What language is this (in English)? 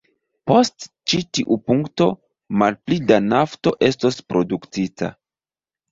Esperanto